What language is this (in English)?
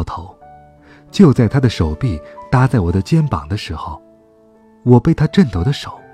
Chinese